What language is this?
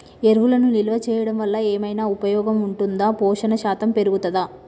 Telugu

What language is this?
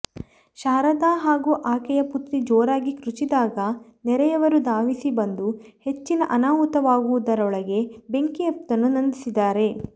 Kannada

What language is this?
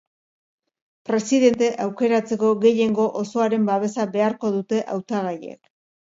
Basque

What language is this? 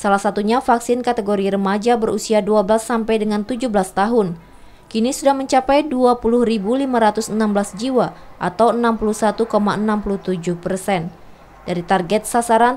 Indonesian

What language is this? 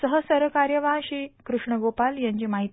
Marathi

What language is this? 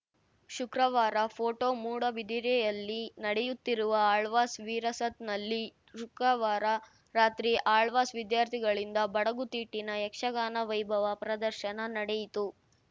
Kannada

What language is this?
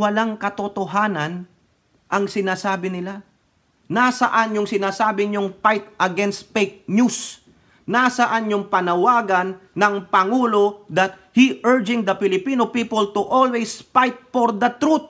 Filipino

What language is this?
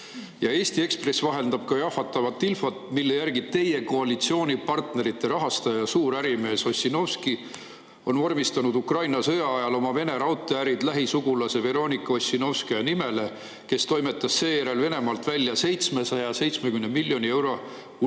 Estonian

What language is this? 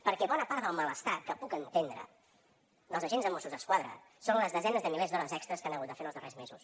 Catalan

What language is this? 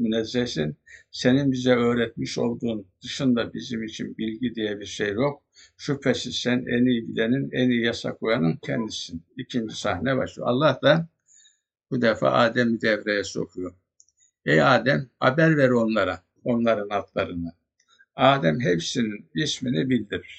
Turkish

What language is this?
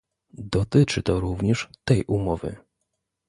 Polish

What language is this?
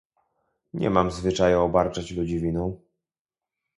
Polish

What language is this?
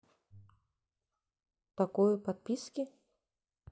Russian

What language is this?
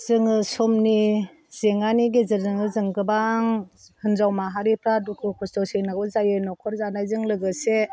Bodo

